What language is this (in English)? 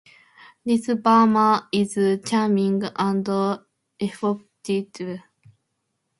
English